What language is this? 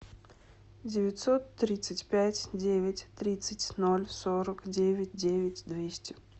Russian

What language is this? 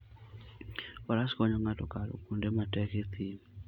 Luo (Kenya and Tanzania)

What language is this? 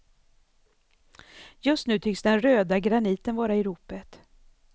Swedish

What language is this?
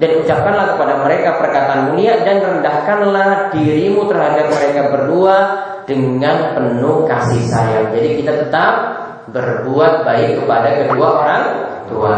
Indonesian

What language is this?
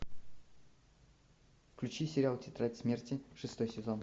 Russian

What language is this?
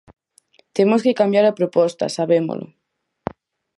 Galician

